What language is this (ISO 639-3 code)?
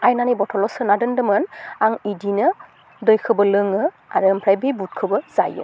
brx